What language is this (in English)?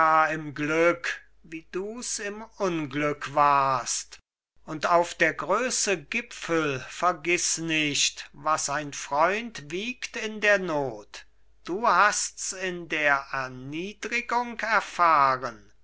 German